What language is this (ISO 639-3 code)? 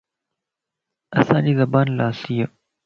lss